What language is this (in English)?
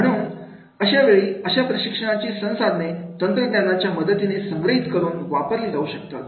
Marathi